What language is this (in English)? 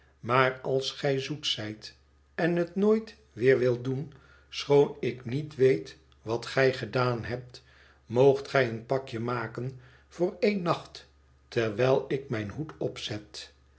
Dutch